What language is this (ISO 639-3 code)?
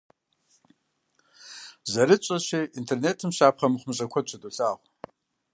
kbd